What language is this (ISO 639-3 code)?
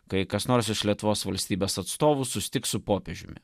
lit